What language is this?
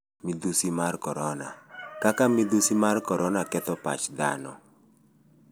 Luo (Kenya and Tanzania)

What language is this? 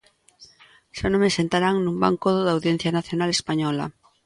Galician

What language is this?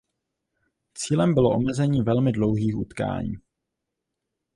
Czech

